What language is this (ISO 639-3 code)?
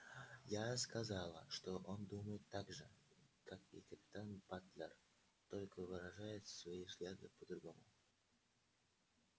rus